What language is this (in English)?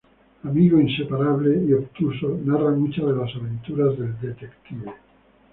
Spanish